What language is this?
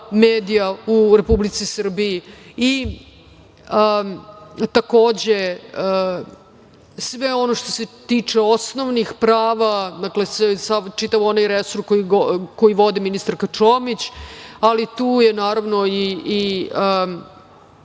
Serbian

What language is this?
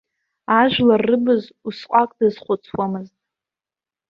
Abkhazian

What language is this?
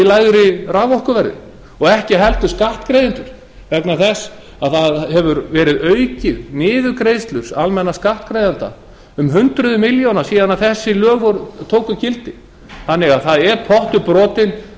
Icelandic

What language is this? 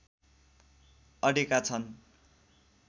Nepali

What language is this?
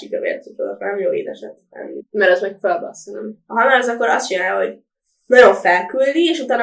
Hungarian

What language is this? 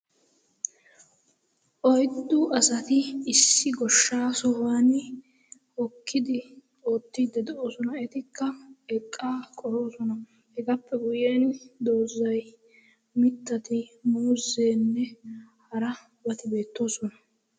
Wolaytta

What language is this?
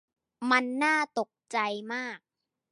Thai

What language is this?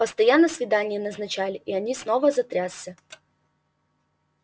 Russian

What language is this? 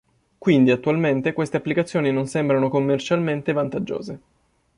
Italian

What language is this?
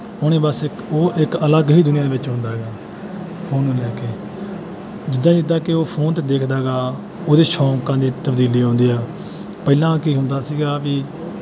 Punjabi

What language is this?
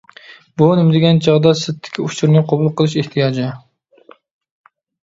Uyghur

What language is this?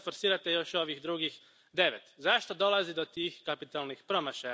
Croatian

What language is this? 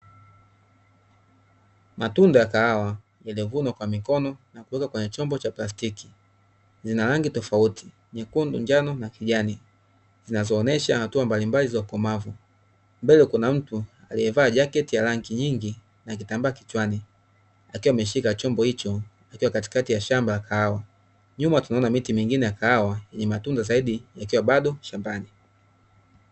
Swahili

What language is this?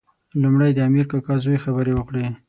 Pashto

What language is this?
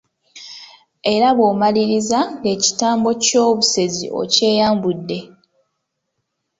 Ganda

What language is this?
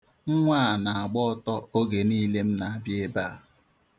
Igbo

